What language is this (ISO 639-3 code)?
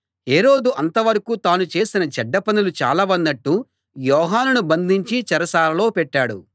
tel